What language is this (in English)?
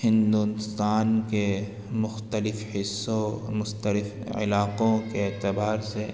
Urdu